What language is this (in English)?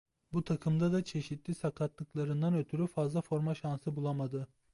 Turkish